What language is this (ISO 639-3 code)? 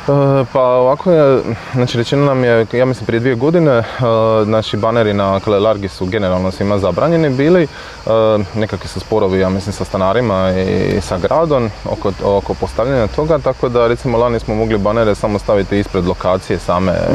hrv